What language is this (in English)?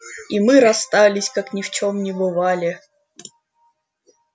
Russian